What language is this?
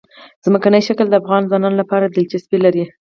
Pashto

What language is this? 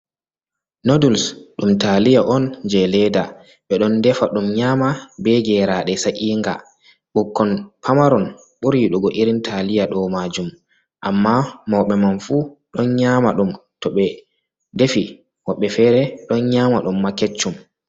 Fula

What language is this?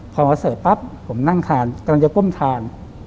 Thai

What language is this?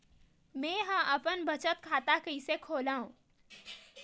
Chhattisgarhi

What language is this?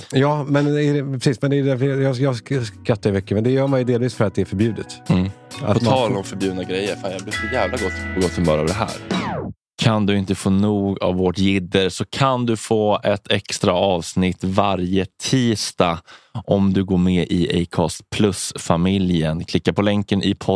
Swedish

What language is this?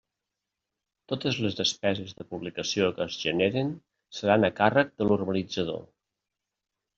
Catalan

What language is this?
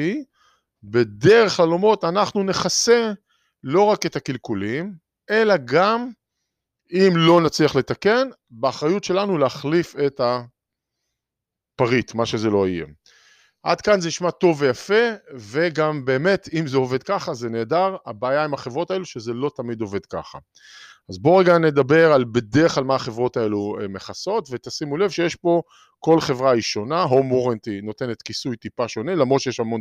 Hebrew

